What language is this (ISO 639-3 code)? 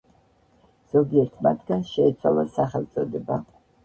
kat